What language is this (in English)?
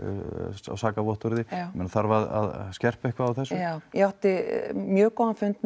Icelandic